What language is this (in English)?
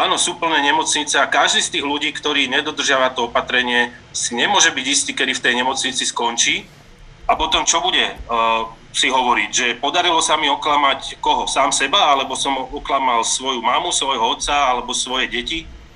Slovak